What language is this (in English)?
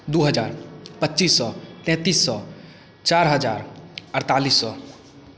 Maithili